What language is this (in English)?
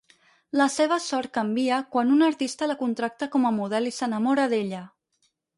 Catalan